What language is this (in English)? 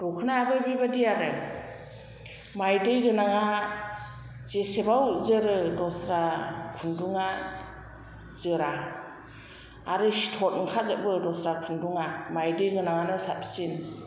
Bodo